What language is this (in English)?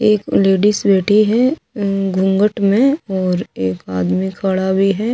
Hindi